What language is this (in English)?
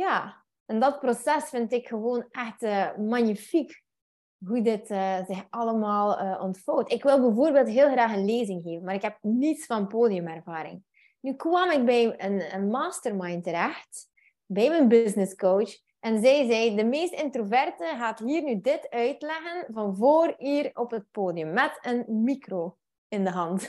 Dutch